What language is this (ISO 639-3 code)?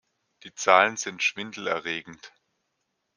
deu